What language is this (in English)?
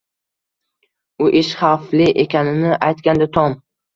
Uzbek